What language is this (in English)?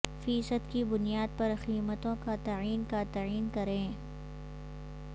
Urdu